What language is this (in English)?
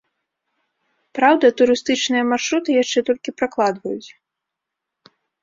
Belarusian